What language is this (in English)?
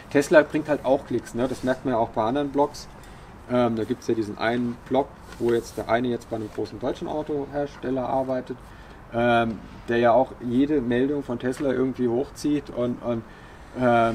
German